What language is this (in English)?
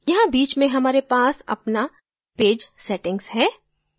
Hindi